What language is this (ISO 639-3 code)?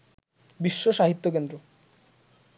ben